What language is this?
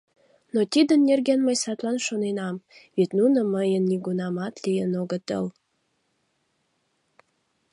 Mari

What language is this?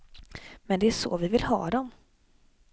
Swedish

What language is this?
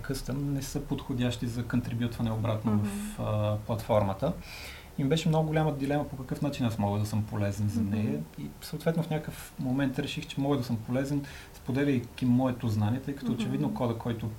Bulgarian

